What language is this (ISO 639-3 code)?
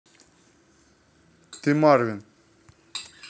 rus